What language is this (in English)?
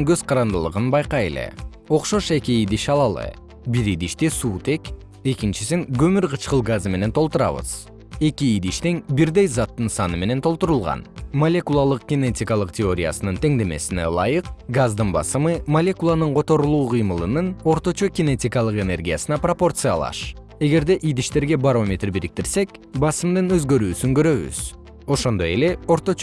Kyrgyz